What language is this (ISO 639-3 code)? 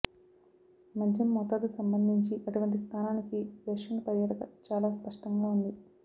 tel